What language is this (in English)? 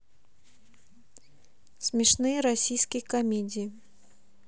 Russian